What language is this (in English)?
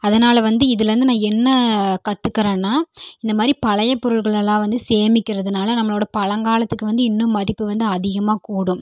Tamil